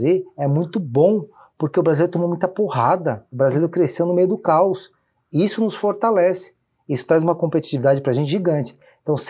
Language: Portuguese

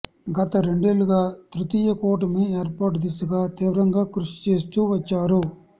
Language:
Telugu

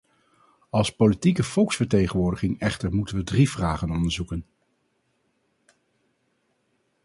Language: Dutch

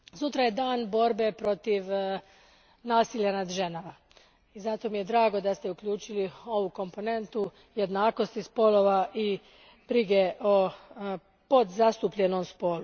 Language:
Croatian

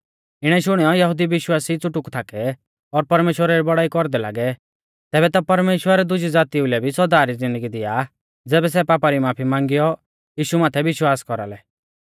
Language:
Mahasu Pahari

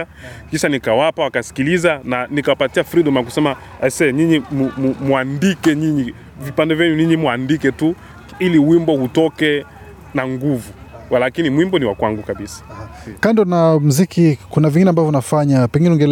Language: Swahili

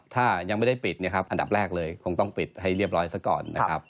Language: Thai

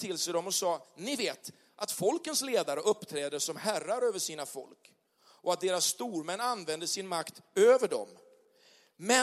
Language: Swedish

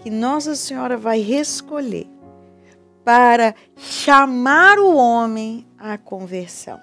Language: Portuguese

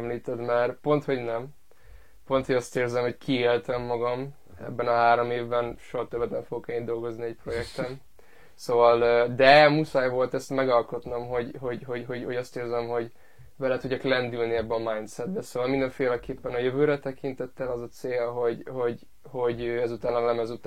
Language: Hungarian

